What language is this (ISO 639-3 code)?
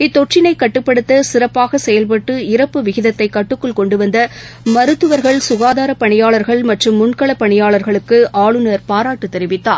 tam